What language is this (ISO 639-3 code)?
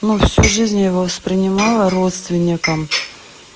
rus